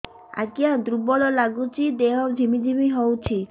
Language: Odia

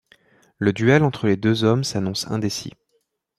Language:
French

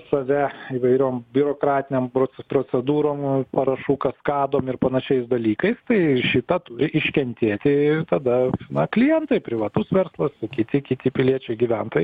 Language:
Lithuanian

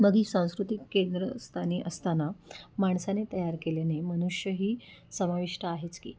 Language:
Marathi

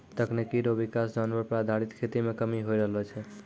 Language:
Maithili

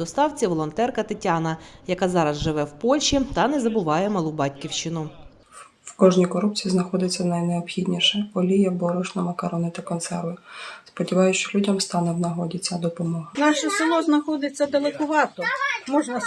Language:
Ukrainian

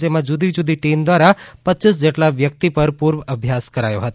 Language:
Gujarati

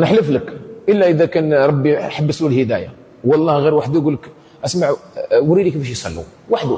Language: Arabic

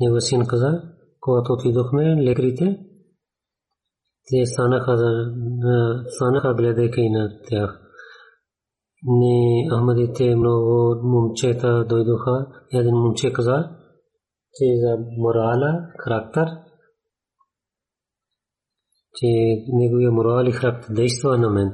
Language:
Bulgarian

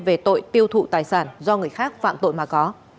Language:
Vietnamese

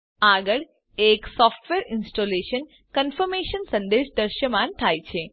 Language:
Gujarati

